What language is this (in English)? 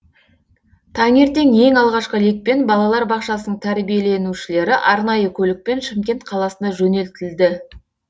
Kazakh